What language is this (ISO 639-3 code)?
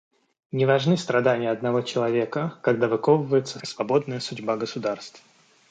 rus